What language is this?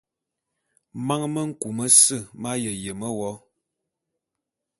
Bulu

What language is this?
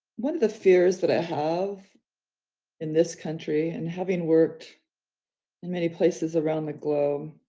English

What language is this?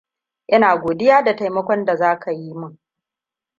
Hausa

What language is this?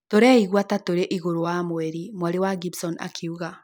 Kikuyu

